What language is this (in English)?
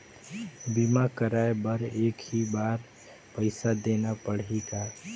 Chhattisgarhi